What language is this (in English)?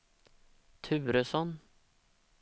Swedish